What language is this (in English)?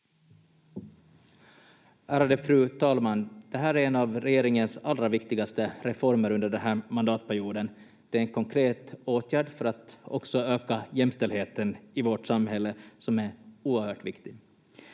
Finnish